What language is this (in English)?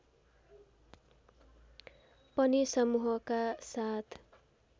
Nepali